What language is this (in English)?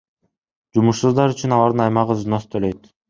Kyrgyz